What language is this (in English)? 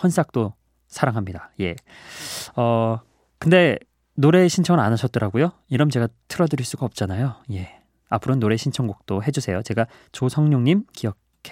Korean